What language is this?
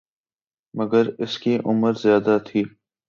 Urdu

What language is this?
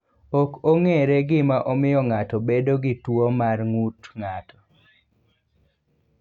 Luo (Kenya and Tanzania)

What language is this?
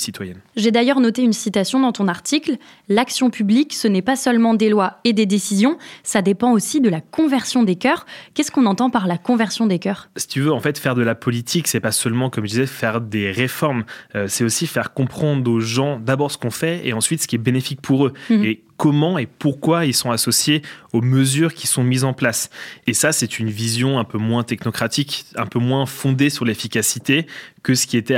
French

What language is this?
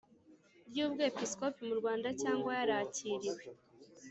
Kinyarwanda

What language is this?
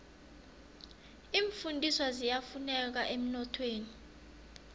South Ndebele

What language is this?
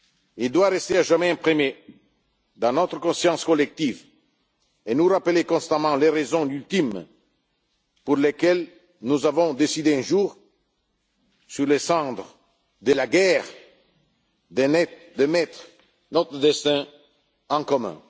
French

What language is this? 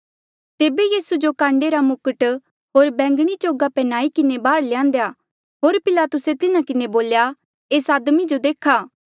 Mandeali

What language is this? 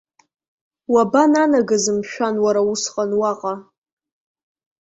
Abkhazian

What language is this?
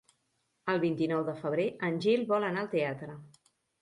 Catalan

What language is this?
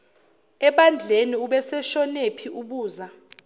Zulu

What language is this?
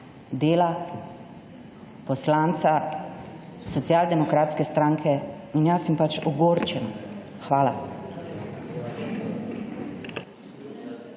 Slovenian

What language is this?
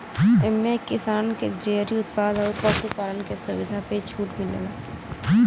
Bhojpuri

